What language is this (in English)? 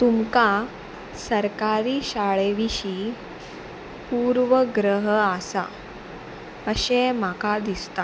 Konkani